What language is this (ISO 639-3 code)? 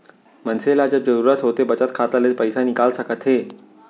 hne